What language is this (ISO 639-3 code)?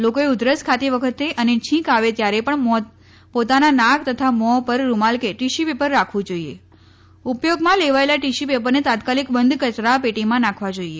guj